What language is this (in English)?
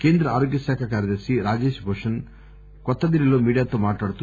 Telugu